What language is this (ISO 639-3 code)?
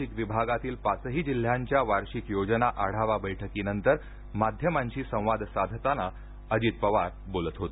mar